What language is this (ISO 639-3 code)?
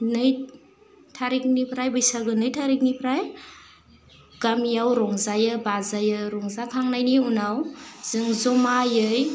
brx